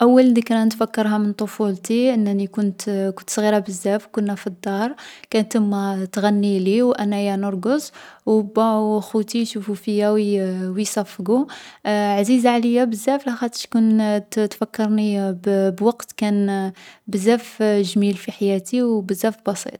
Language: Algerian Arabic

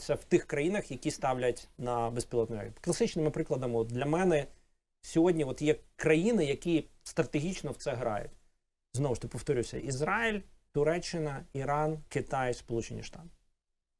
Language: Ukrainian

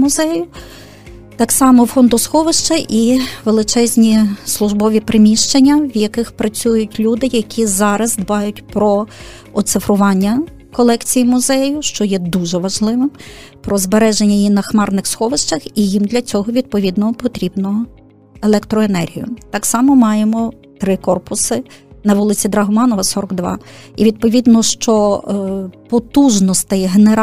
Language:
Ukrainian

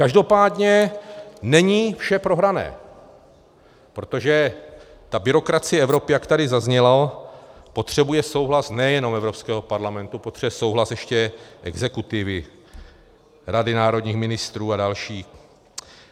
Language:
Czech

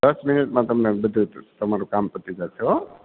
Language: Gujarati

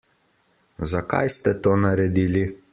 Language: Slovenian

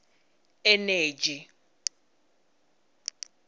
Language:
Tsonga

